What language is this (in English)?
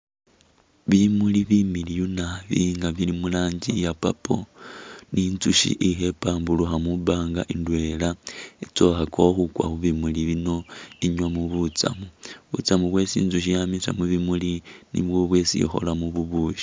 Masaaba